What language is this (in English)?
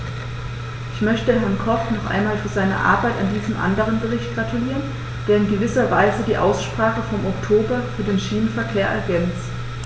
German